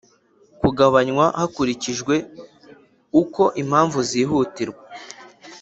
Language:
Kinyarwanda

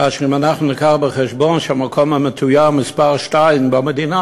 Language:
Hebrew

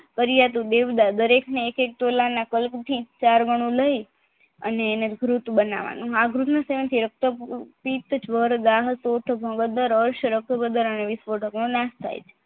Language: Gujarati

